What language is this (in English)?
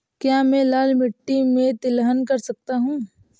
Hindi